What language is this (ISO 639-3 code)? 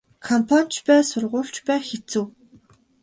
mon